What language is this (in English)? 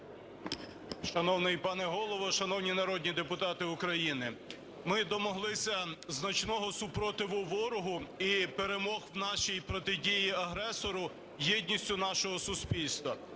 Ukrainian